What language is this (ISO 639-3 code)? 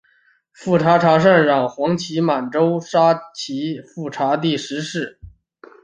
zho